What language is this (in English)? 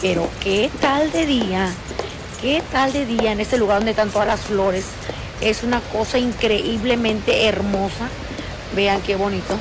Spanish